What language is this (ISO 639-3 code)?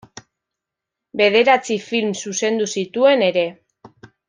eus